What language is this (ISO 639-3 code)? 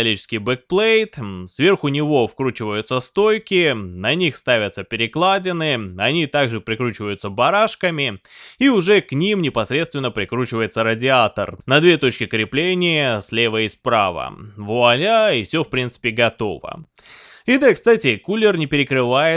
rus